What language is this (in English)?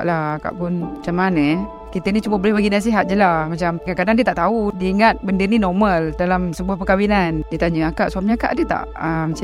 Malay